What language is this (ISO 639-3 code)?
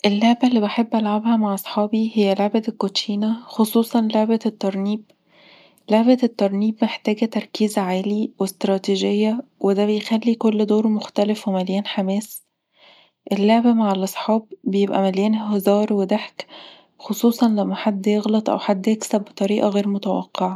arz